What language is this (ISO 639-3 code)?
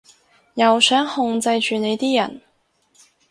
yue